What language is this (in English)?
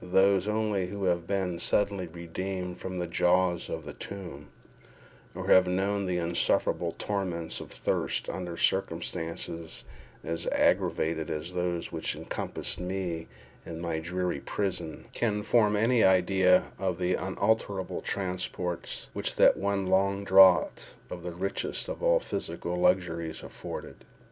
English